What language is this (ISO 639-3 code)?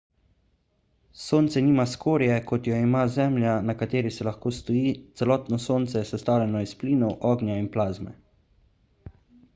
slv